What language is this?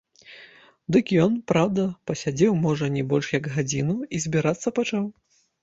Belarusian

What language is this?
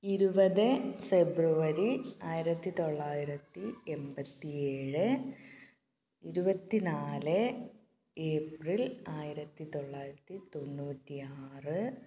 Malayalam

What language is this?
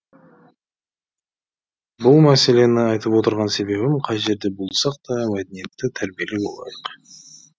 Kazakh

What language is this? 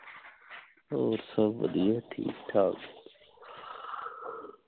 Punjabi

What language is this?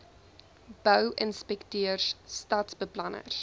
Afrikaans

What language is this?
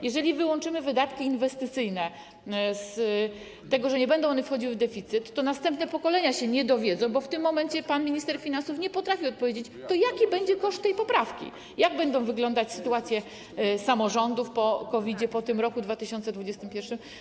Polish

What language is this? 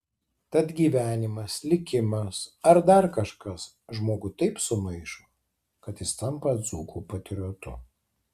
Lithuanian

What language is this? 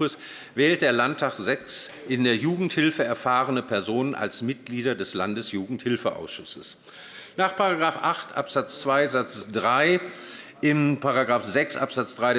German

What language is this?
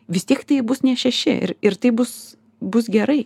Lithuanian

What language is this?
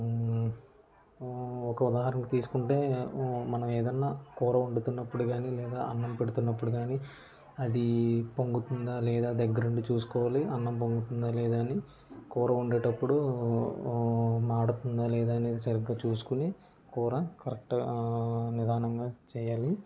Telugu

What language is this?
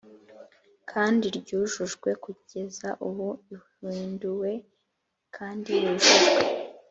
Kinyarwanda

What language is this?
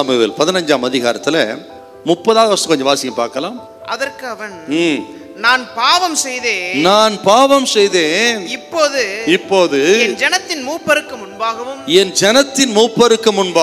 Hindi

